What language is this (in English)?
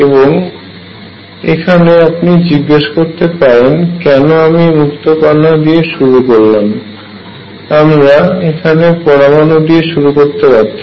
Bangla